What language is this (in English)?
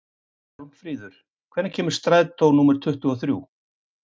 Icelandic